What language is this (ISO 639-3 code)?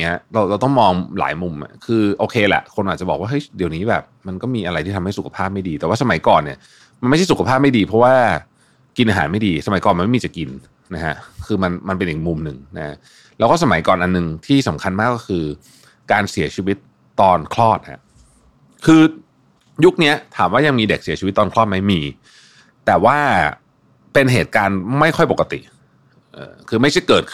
tha